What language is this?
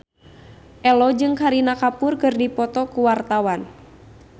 Sundanese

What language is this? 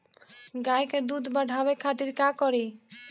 Bhojpuri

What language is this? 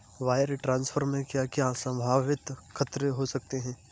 Hindi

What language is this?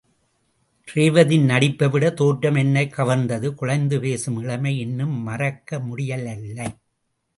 Tamil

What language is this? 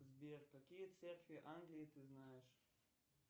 Russian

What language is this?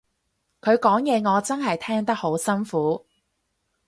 Cantonese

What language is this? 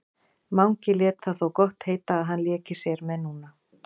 Icelandic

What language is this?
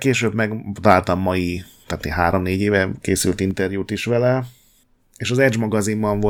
Hungarian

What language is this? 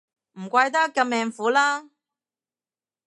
Cantonese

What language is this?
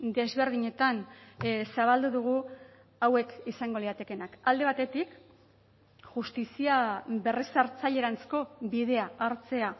Basque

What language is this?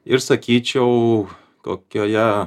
Lithuanian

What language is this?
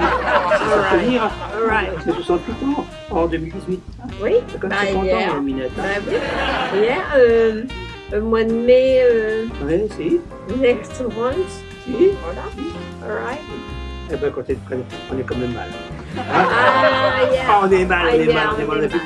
French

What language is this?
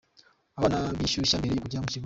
Kinyarwanda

